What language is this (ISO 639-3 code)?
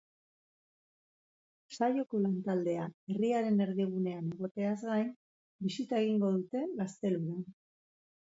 eus